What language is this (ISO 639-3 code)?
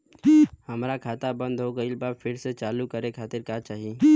bho